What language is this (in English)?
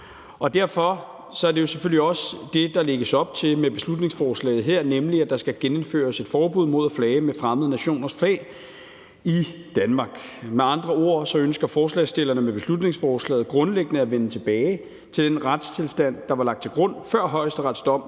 Danish